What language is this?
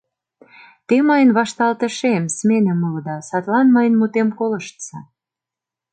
Mari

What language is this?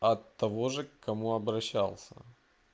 Russian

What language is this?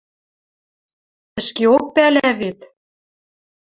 Western Mari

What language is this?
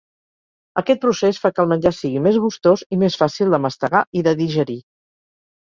Catalan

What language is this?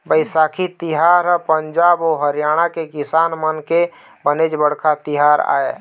Chhattisgarhi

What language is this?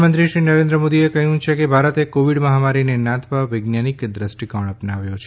Gujarati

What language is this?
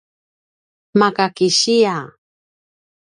Paiwan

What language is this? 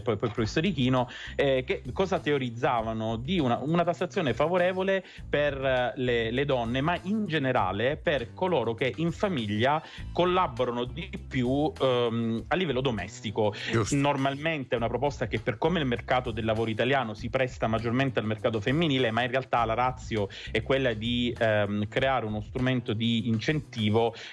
Italian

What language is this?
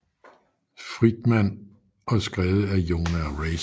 Danish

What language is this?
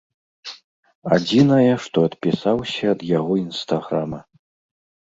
Belarusian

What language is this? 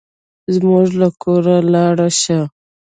Pashto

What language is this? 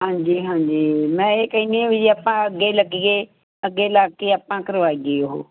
Punjabi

